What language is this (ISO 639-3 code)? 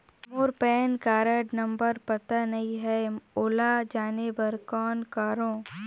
hne